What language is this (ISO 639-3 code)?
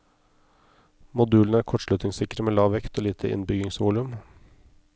nor